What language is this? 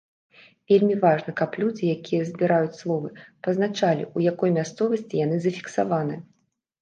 Belarusian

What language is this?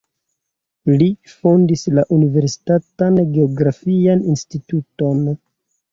Esperanto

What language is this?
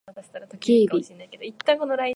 Japanese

